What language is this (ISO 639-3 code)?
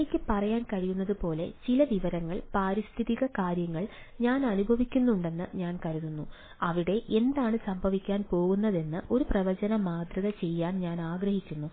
mal